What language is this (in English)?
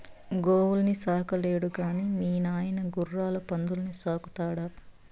Telugu